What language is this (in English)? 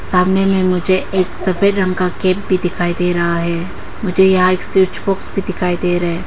Hindi